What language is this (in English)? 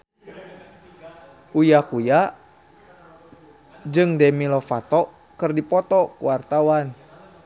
Sundanese